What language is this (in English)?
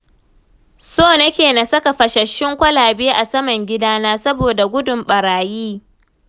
Hausa